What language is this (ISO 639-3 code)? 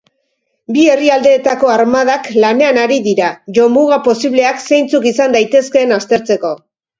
eus